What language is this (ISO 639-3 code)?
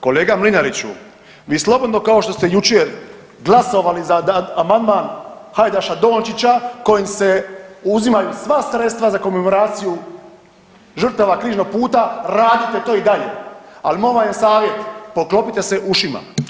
hrv